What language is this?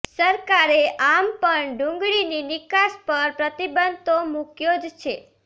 Gujarati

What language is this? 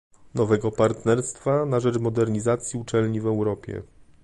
Polish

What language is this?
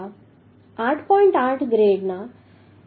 Gujarati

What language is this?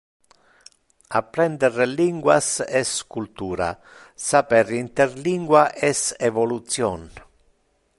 Interlingua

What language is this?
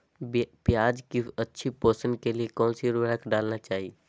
Magahi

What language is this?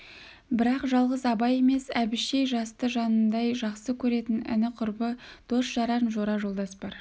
Kazakh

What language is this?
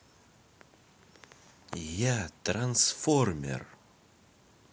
Russian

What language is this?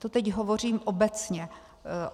Czech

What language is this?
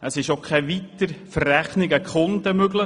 Swiss German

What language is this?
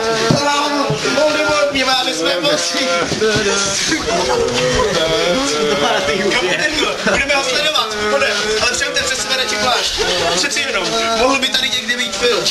Czech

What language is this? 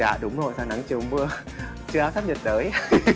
Vietnamese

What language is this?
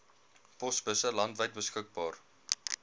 Afrikaans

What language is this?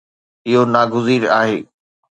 Sindhi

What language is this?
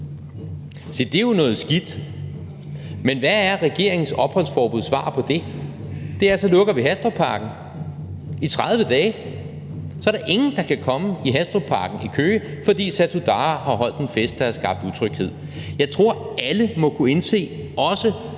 Danish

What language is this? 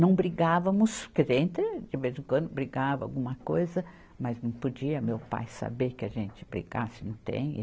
Portuguese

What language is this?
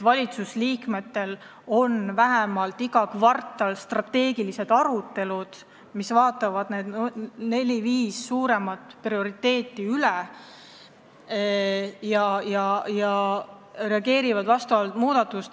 Estonian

